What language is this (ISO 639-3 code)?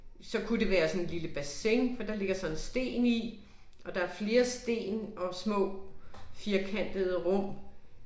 dan